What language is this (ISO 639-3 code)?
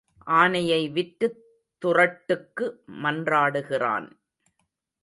tam